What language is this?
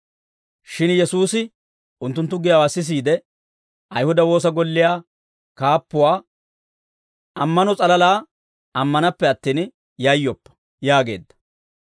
Dawro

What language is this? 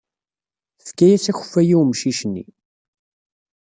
Kabyle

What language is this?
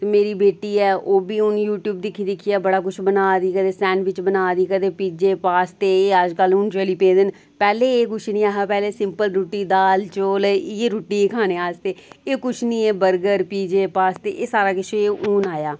Dogri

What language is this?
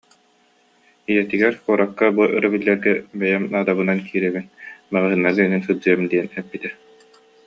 Yakut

